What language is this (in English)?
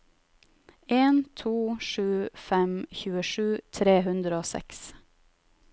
Norwegian